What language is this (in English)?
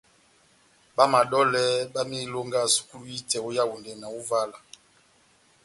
Batanga